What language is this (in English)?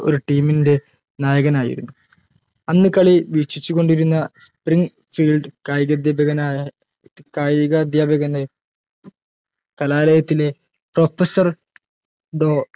Malayalam